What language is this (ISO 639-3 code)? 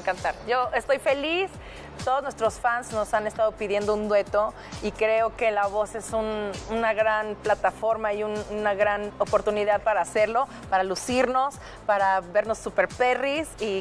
spa